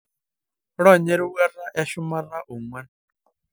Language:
Masai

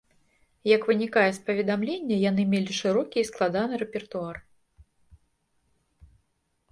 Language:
Belarusian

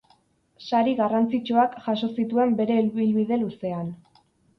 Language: Basque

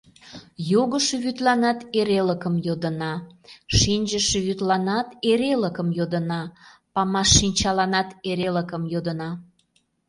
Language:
Mari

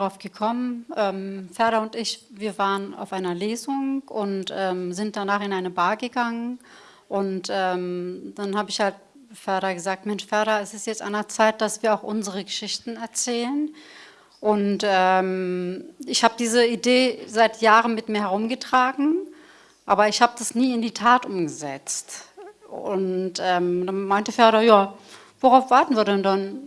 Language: German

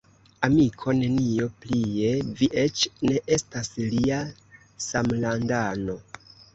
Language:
Esperanto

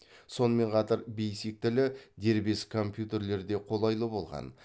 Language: Kazakh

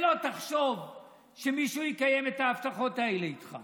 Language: Hebrew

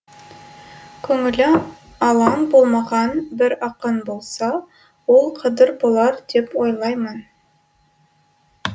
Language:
Kazakh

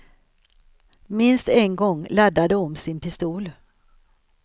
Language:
Swedish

